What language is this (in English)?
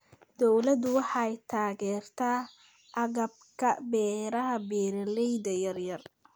Somali